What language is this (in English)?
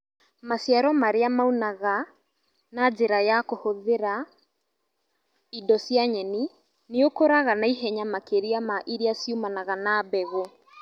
Kikuyu